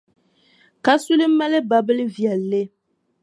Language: Dagbani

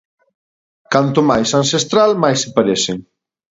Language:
Galician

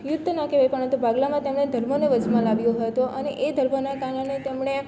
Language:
Gujarati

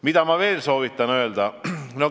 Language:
Estonian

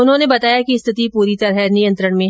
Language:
Hindi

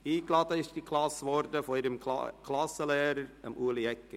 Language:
Swiss German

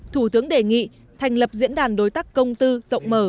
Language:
Vietnamese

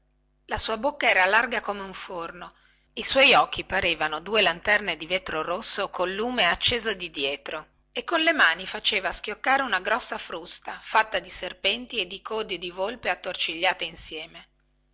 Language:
Italian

